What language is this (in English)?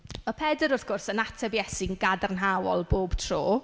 Welsh